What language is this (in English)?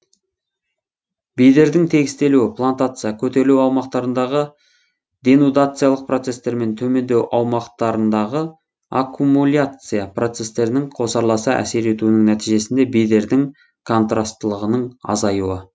Kazakh